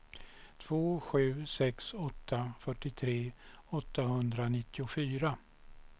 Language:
Swedish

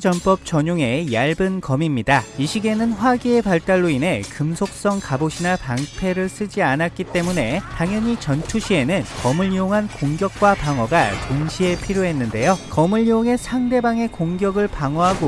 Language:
Korean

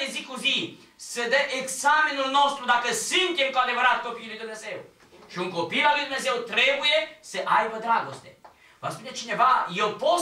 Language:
Romanian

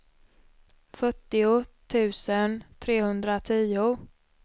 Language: Swedish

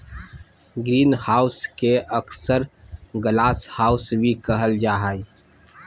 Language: Magahi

